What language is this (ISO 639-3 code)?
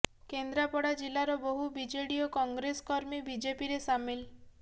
ori